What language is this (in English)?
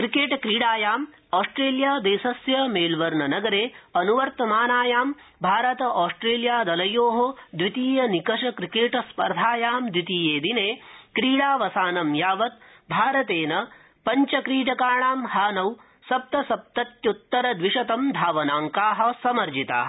Sanskrit